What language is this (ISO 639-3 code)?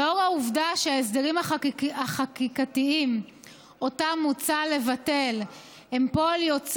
heb